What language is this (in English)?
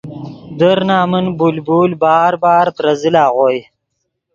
Yidgha